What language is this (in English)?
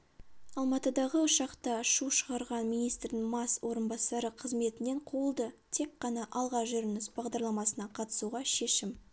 Kazakh